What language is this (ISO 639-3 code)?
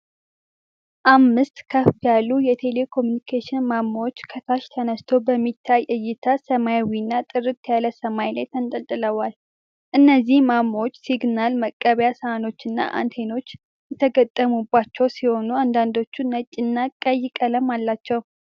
amh